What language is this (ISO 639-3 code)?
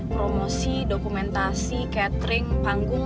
ind